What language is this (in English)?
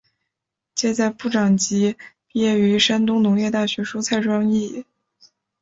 Chinese